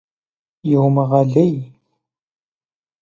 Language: Kabardian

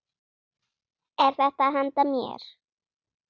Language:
Icelandic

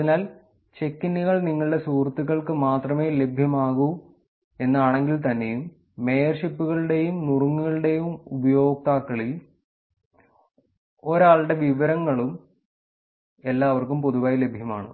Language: Malayalam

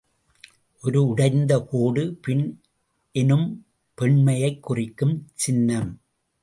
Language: Tamil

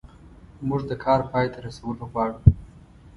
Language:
Pashto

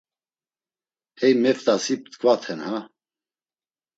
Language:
Laz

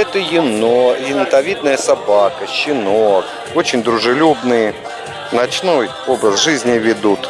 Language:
Russian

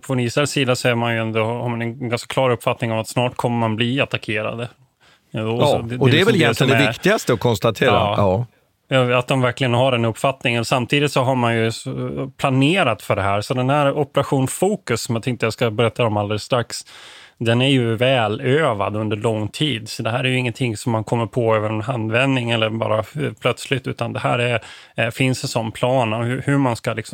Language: Swedish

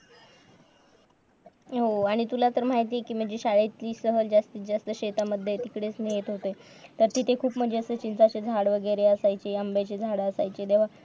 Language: Marathi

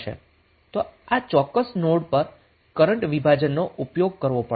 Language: Gujarati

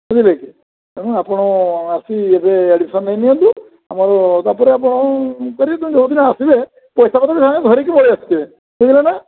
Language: Odia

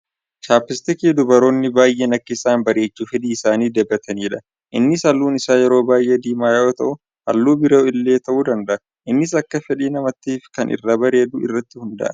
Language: Oromo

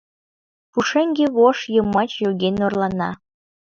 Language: Mari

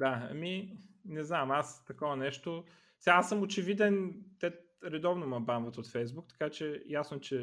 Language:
Bulgarian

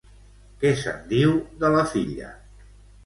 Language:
Catalan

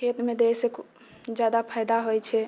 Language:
Maithili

